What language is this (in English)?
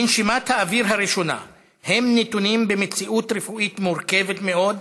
Hebrew